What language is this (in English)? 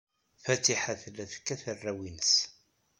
Kabyle